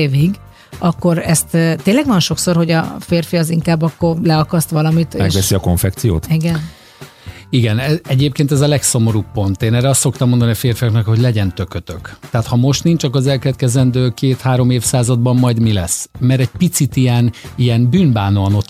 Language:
Hungarian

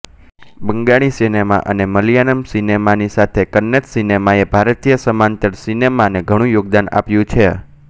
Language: Gujarati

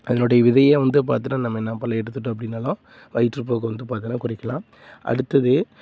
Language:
Tamil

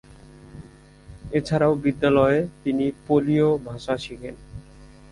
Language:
Bangla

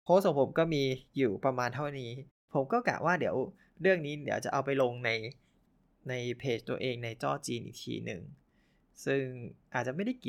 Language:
Thai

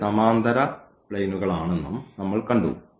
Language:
Malayalam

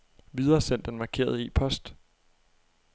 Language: Danish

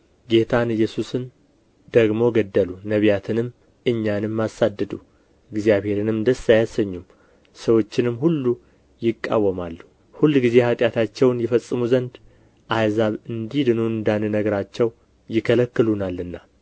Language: Amharic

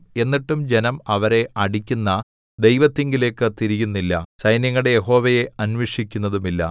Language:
Malayalam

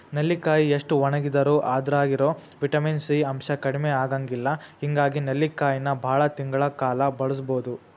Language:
Kannada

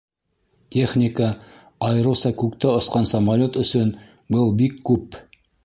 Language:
Bashkir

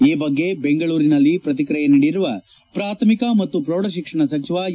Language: Kannada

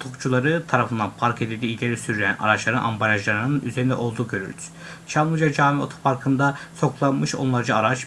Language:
Turkish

